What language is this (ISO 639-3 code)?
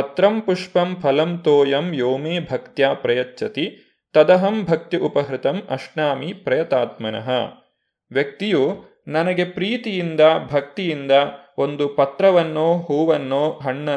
kan